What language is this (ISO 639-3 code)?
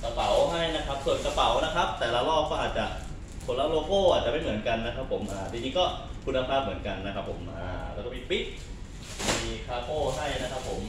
tha